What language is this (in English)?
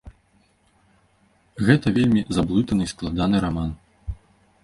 Belarusian